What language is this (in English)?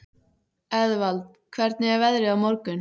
Icelandic